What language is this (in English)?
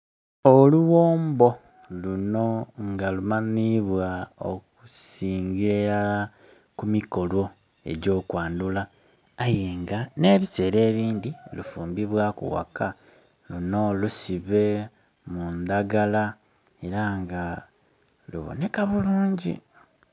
Soga